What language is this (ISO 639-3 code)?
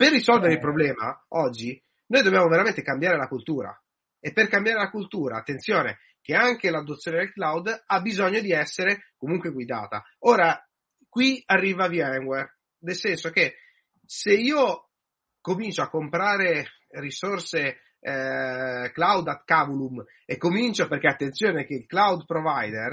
ita